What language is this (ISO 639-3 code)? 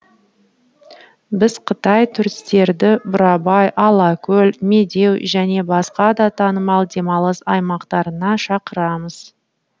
kaz